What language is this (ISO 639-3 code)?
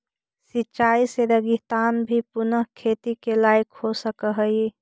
mag